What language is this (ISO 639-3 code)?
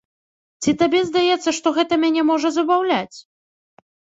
bel